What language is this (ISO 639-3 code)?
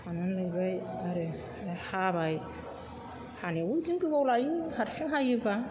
brx